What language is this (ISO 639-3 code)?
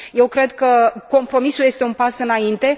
ron